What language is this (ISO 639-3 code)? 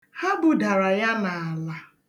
ibo